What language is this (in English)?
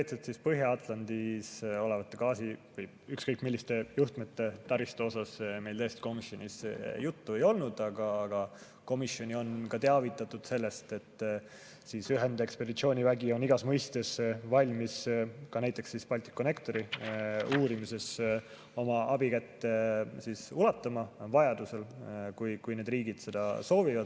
Estonian